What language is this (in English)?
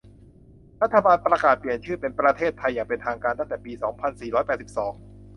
Thai